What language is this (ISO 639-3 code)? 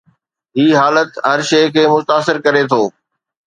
snd